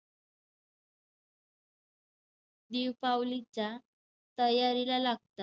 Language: Marathi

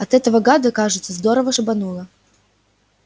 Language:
Russian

